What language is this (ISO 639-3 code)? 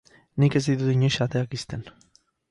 eus